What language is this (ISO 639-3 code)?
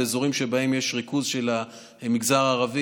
heb